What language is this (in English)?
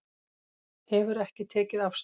Icelandic